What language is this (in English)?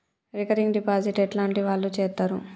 Telugu